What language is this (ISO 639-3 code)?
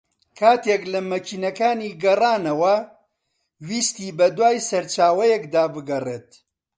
ckb